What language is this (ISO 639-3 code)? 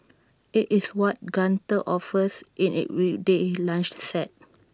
eng